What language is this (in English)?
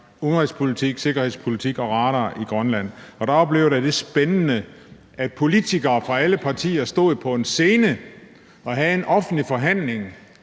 Danish